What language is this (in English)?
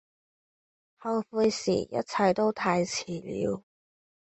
Cantonese